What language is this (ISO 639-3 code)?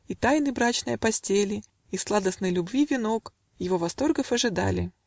rus